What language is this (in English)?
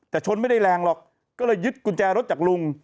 Thai